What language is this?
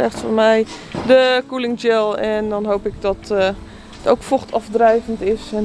Dutch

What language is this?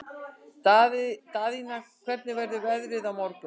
Icelandic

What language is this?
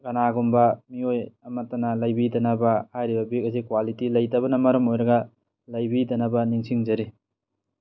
Manipuri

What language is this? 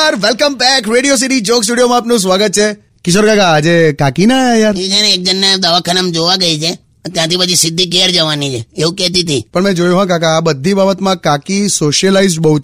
Hindi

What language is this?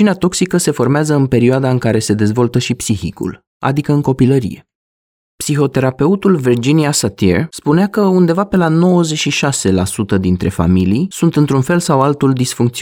Romanian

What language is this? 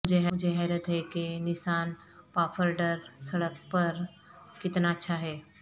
Urdu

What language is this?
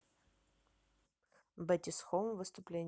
Russian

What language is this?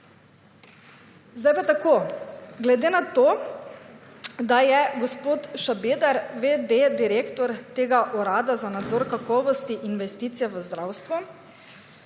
Slovenian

